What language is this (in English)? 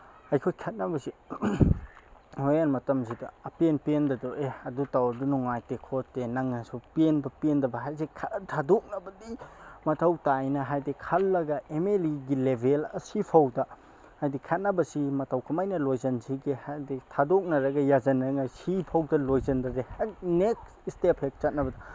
Manipuri